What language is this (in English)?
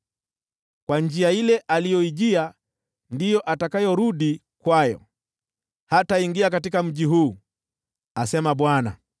Swahili